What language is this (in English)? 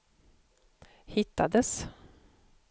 Swedish